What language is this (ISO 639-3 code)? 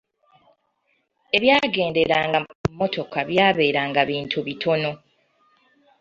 lug